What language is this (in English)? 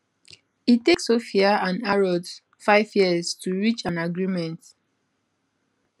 Nigerian Pidgin